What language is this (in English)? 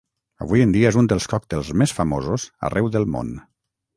Catalan